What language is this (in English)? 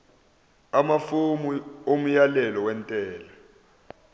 Zulu